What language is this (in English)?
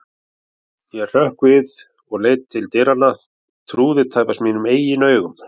Icelandic